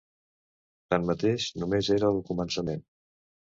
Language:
Catalan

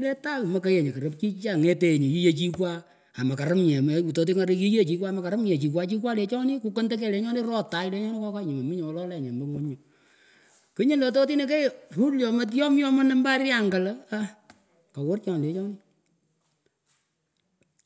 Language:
Pökoot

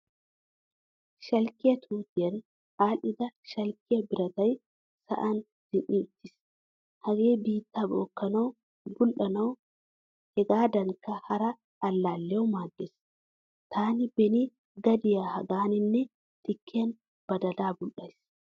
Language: Wolaytta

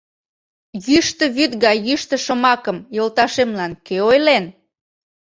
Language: Mari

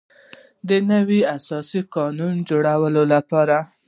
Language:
Pashto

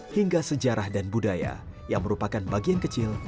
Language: Indonesian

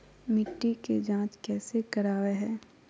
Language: Magahi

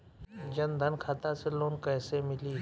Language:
Bhojpuri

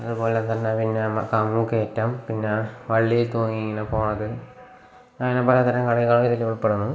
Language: Malayalam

